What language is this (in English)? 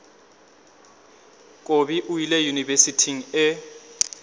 Northern Sotho